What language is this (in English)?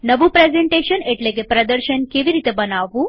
Gujarati